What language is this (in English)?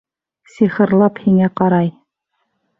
Bashkir